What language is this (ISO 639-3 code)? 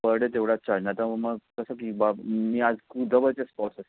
mar